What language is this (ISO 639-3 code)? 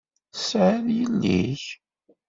kab